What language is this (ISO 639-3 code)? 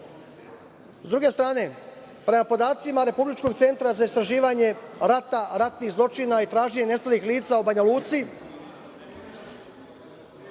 srp